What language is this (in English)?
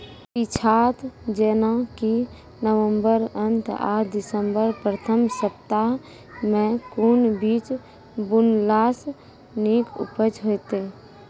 Maithili